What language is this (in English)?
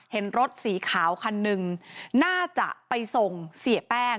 Thai